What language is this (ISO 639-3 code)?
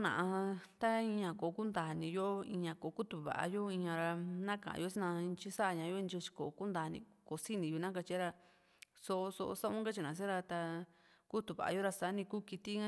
vmc